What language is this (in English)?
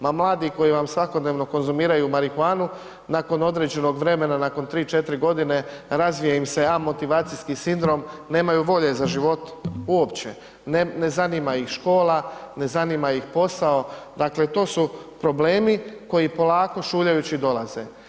Croatian